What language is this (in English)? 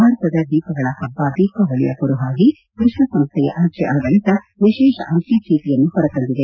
Kannada